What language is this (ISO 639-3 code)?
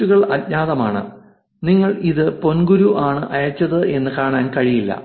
mal